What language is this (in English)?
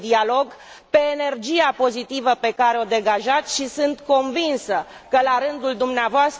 Romanian